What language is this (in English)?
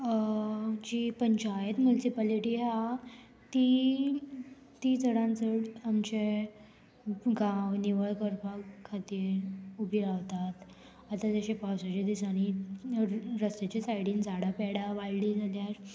Konkani